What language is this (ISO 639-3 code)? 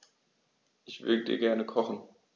deu